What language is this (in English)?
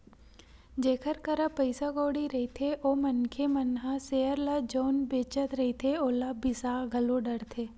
Chhattisgarhi